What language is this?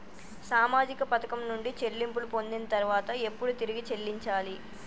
Telugu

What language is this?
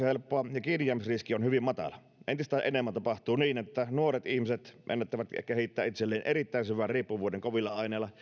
Finnish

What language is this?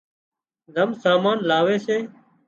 Wadiyara Koli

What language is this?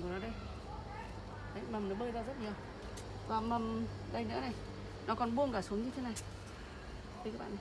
Vietnamese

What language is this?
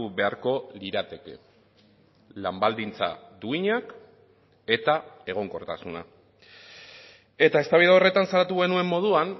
Basque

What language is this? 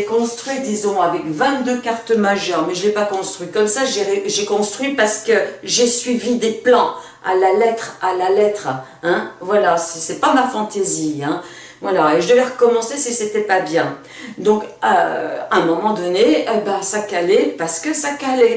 French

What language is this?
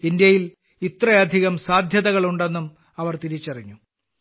Malayalam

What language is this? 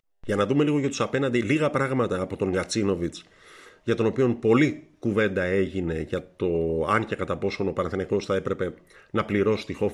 Greek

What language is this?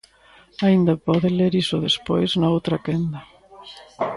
Galician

